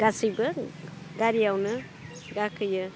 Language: Bodo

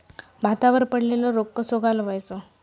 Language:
Marathi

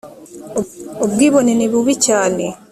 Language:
Kinyarwanda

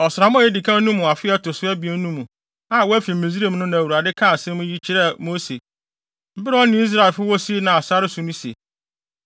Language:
Akan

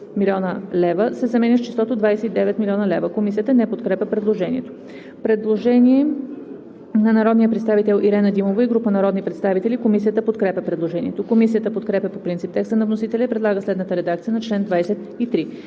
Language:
Bulgarian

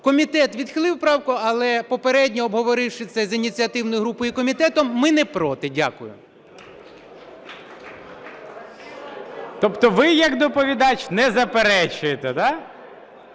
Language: Ukrainian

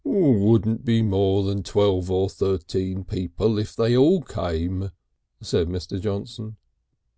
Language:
English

